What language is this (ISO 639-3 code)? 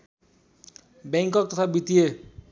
nep